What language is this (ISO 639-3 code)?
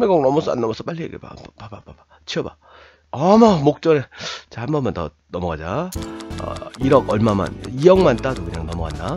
kor